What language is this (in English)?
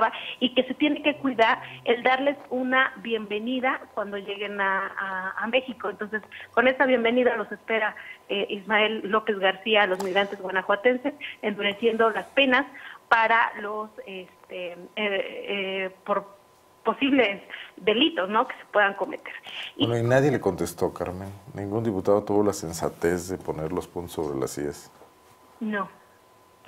Spanish